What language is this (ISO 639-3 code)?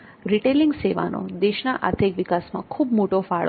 guj